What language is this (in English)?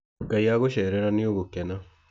Kikuyu